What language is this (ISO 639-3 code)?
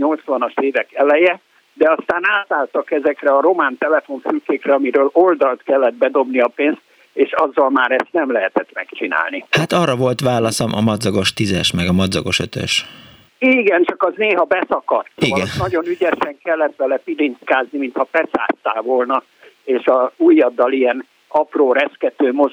hun